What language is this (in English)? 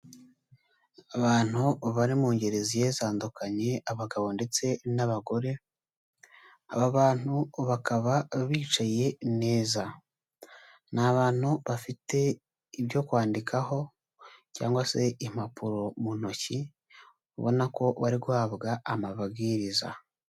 Kinyarwanda